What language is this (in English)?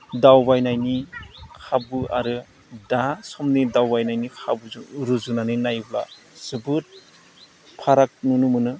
Bodo